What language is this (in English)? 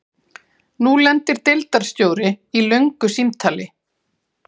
Icelandic